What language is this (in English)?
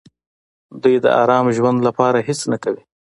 Pashto